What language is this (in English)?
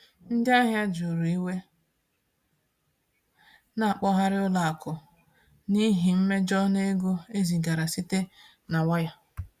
Igbo